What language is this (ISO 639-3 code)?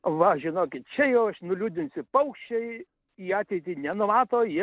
lit